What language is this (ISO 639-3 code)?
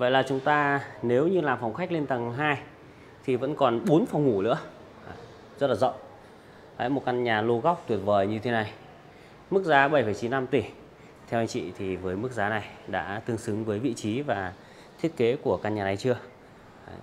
vie